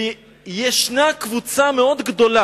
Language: Hebrew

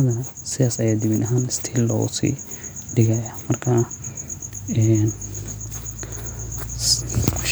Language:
Somali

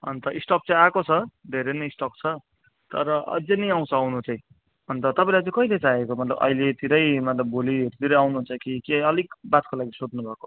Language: Nepali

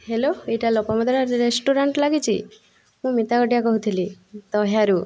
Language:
Odia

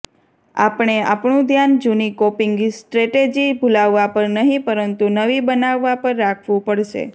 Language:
Gujarati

